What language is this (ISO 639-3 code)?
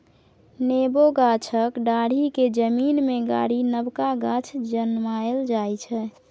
mai